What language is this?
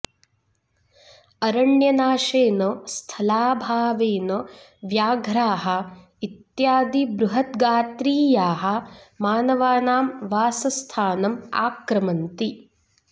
Sanskrit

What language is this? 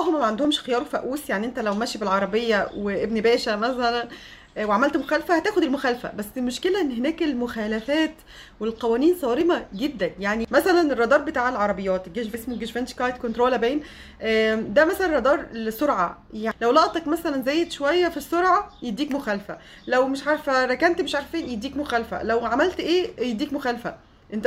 Arabic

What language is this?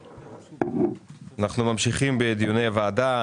Hebrew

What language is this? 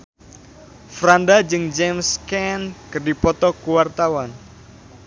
Sundanese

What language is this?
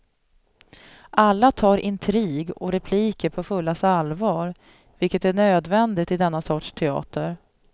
Swedish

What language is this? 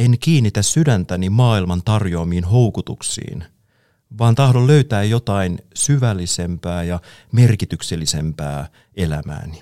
Finnish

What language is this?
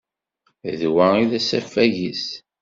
Kabyle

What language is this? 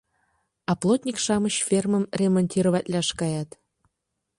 Mari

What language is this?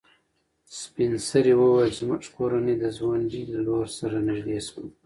Pashto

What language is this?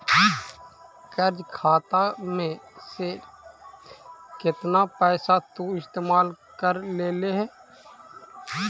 Magahi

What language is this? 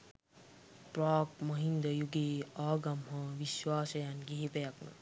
Sinhala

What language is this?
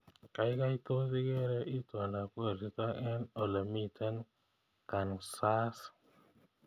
Kalenjin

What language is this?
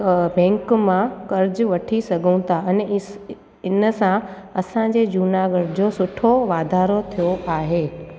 Sindhi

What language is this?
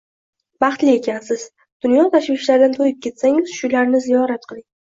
Uzbek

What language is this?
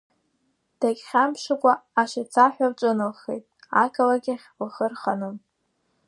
Abkhazian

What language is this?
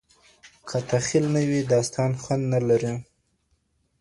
Pashto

